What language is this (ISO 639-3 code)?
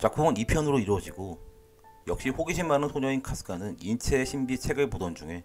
kor